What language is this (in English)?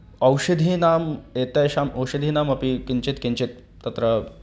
Sanskrit